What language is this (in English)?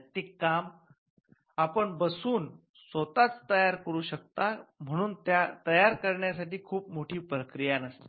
Marathi